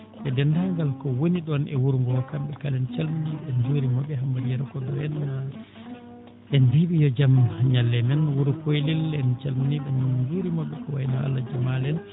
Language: Fula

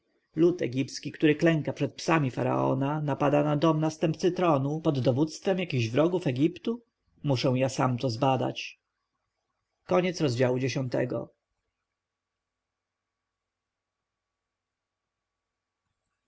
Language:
Polish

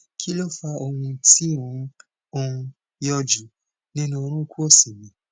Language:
Yoruba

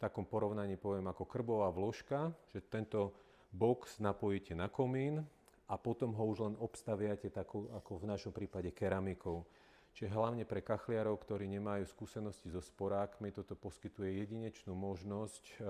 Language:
Slovak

